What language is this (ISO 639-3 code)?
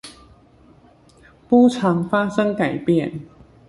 zho